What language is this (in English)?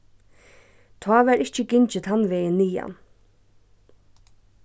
Faroese